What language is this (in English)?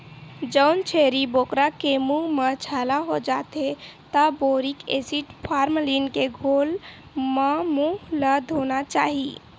Chhattisgarhi